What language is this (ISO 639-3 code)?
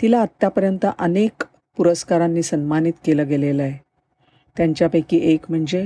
mar